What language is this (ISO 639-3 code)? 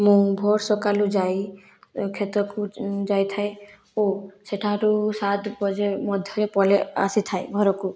ori